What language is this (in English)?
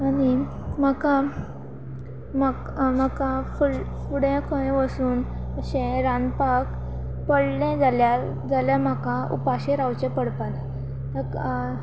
Konkani